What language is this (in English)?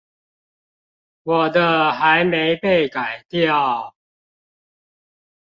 Chinese